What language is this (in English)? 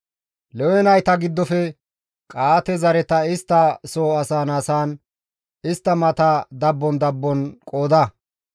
Gamo